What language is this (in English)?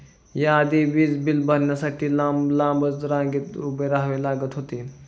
Marathi